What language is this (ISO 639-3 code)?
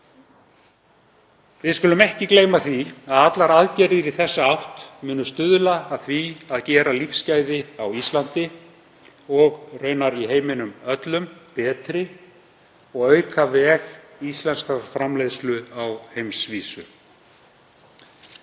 isl